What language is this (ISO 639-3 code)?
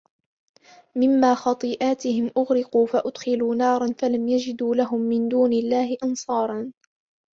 ara